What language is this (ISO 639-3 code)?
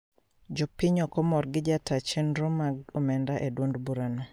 luo